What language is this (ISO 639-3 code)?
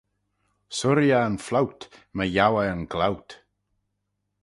glv